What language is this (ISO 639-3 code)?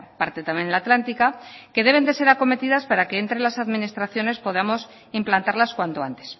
spa